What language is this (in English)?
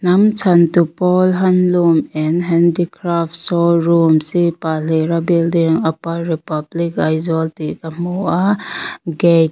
Mizo